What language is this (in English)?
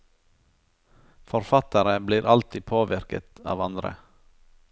Norwegian